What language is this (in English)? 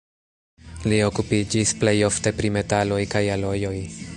Esperanto